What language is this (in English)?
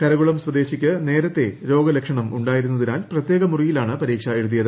Malayalam